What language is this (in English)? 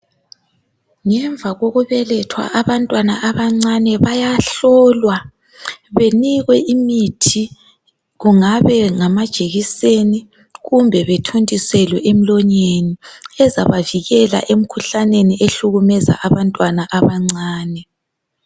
North Ndebele